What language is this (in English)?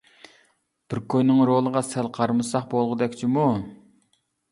Uyghur